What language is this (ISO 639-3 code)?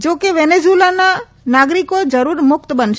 guj